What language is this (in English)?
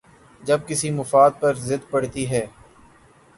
Urdu